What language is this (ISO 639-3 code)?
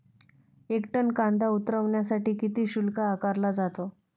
mar